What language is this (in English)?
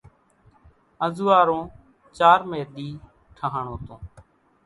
Kachi Koli